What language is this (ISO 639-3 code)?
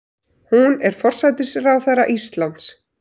isl